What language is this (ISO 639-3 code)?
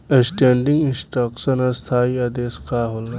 bho